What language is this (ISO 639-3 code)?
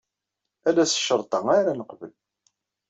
kab